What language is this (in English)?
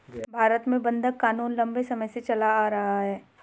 Hindi